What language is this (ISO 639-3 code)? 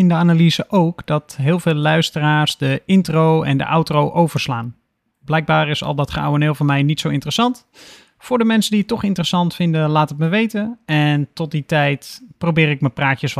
nld